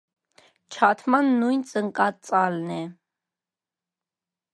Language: Armenian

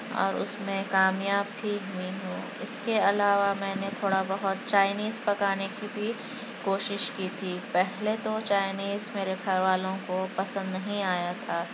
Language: Urdu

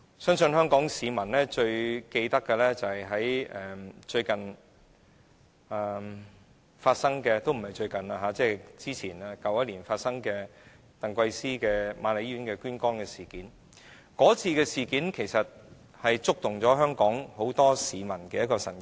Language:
Cantonese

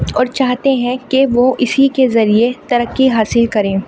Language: Urdu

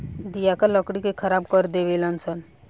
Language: Bhojpuri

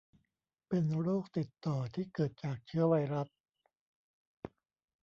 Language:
Thai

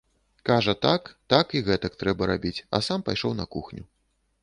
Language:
Belarusian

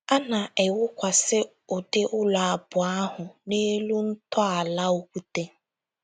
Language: Igbo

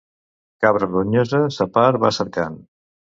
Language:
Catalan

